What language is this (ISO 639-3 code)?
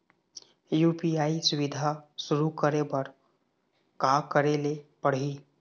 hne